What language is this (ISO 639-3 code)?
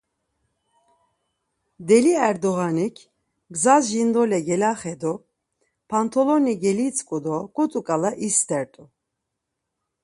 lzz